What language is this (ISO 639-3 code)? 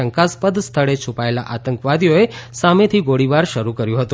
guj